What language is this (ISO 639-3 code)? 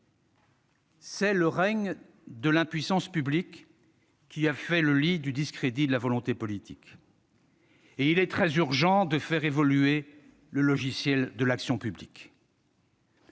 fra